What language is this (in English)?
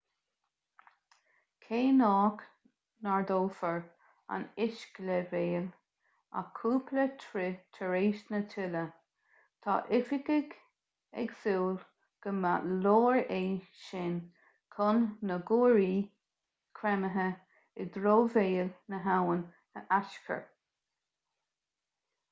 Irish